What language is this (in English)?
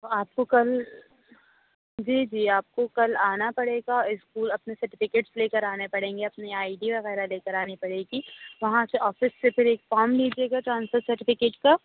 Urdu